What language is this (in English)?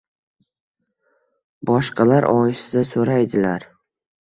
Uzbek